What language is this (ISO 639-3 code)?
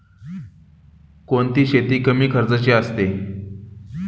mar